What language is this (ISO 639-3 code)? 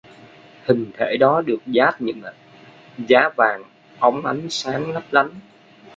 vie